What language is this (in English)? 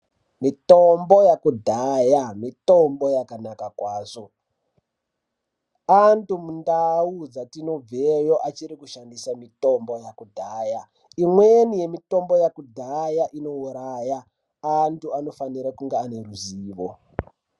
Ndau